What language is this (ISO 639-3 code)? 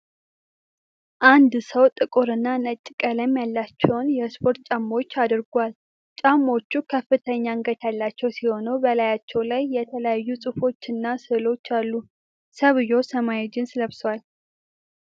amh